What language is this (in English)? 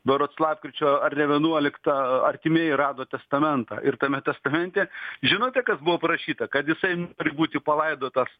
Lithuanian